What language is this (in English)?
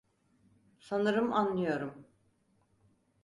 Turkish